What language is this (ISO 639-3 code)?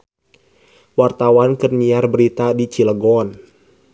sun